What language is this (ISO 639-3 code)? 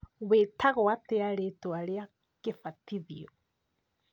kik